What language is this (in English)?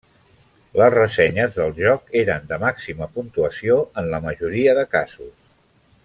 Catalan